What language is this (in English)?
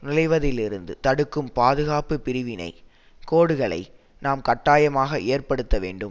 Tamil